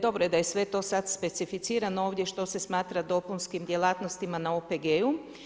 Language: Croatian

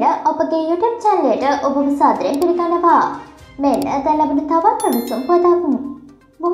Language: Turkish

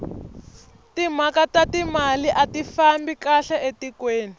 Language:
Tsonga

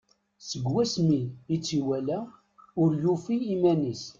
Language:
Kabyle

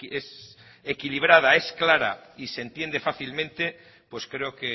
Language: Spanish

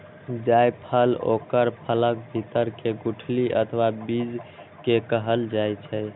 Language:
Maithili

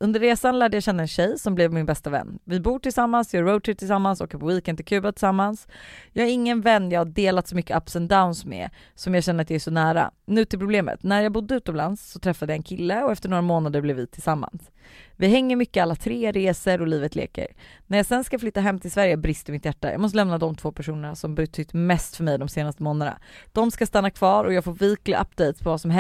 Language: Swedish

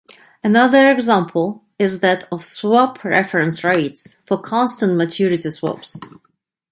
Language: English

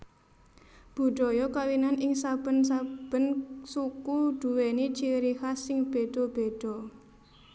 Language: Javanese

